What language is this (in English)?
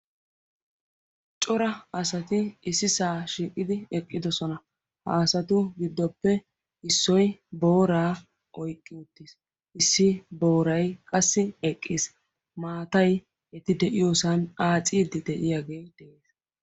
Wolaytta